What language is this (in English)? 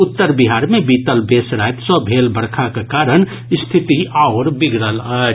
Maithili